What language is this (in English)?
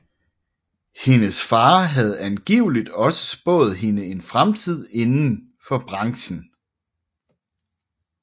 Danish